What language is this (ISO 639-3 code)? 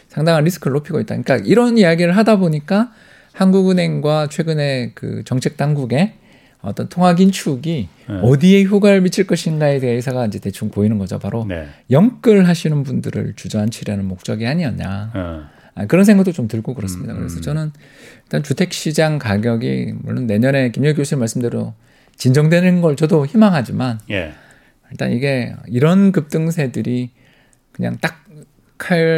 kor